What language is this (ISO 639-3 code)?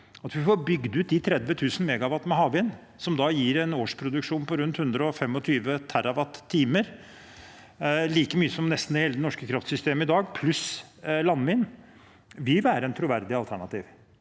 nor